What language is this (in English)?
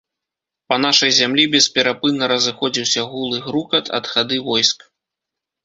Belarusian